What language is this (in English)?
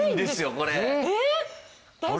Japanese